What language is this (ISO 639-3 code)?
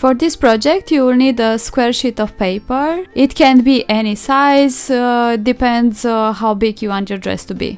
eng